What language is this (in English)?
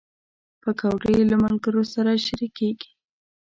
Pashto